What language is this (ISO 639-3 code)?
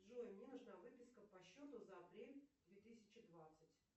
rus